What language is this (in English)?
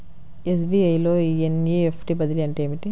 Telugu